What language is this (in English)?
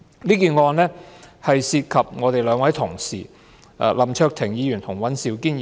Cantonese